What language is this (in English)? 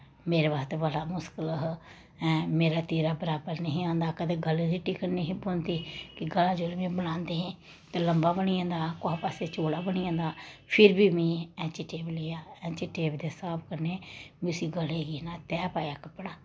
Dogri